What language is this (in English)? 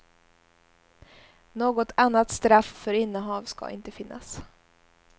Swedish